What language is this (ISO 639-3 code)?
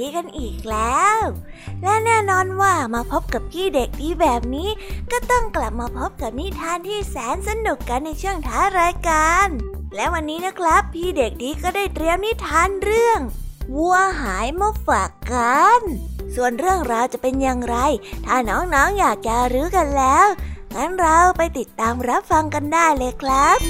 tha